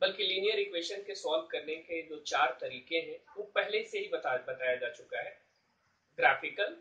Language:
Hindi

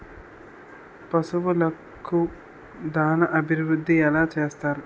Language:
Telugu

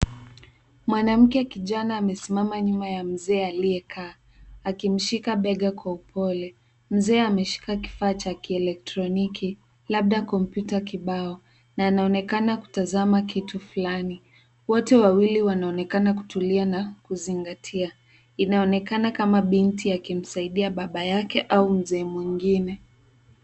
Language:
Swahili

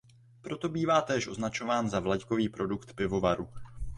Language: Czech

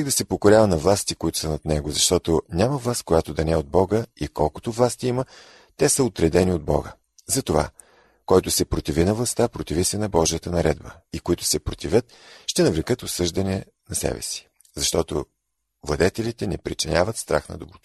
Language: Bulgarian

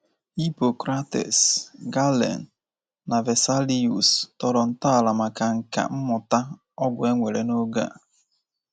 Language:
Igbo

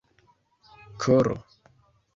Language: Esperanto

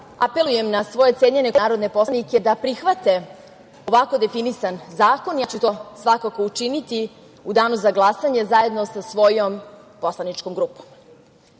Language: Serbian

